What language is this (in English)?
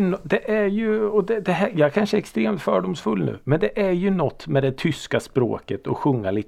Swedish